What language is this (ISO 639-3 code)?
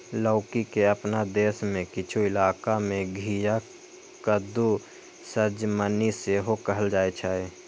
mai